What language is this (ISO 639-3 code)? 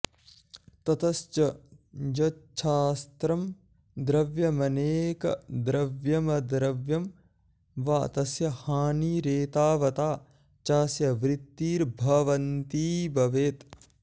san